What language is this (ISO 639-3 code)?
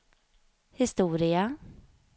swe